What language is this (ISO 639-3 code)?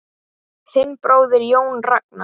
isl